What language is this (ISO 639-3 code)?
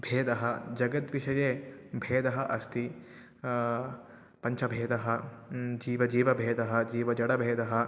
san